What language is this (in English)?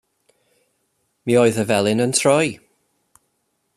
Welsh